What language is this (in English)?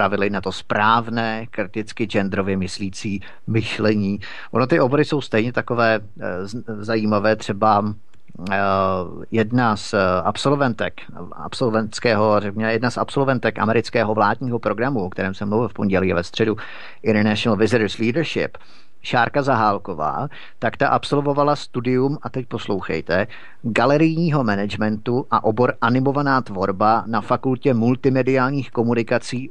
Czech